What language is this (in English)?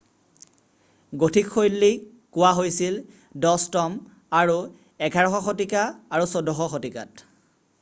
Assamese